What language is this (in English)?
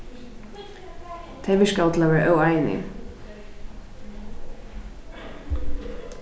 Faroese